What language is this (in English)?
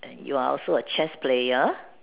English